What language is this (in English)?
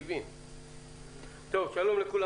Hebrew